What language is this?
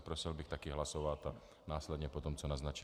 Czech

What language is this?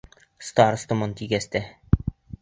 Bashkir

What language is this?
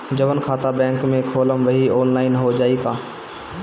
Bhojpuri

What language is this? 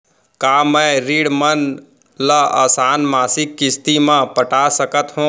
Chhattisgarhi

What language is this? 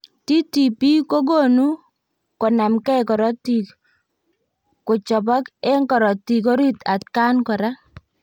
Kalenjin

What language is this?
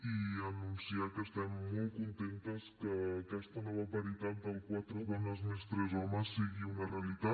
Catalan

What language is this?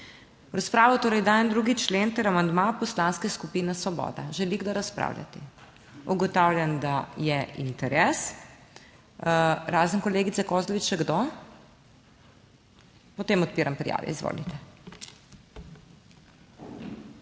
Slovenian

